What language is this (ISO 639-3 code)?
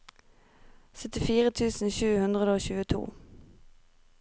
nor